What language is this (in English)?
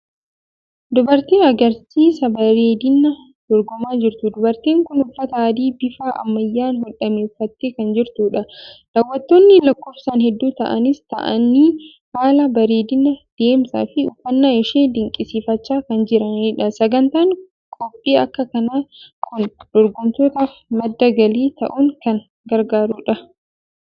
Oromo